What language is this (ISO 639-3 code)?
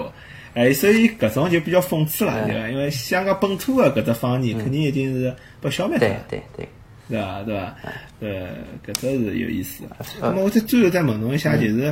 zho